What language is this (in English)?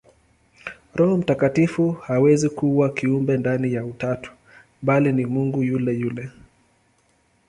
Swahili